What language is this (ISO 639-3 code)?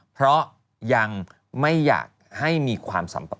tha